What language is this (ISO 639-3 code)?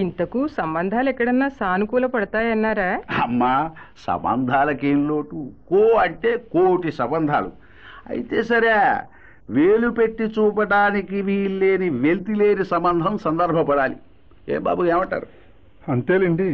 tel